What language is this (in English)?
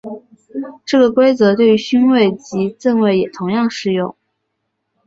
Chinese